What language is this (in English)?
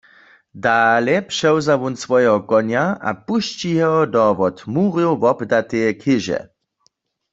Upper Sorbian